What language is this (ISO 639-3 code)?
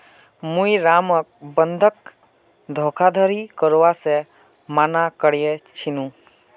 mag